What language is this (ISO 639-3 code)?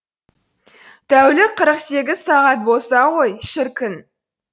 kaz